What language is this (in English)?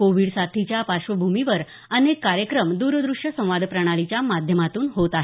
Marathi